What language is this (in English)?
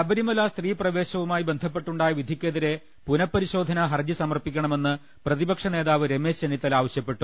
Malayalam